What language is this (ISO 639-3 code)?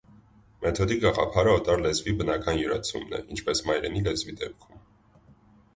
hye